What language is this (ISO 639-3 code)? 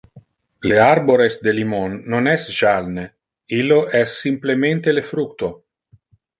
ina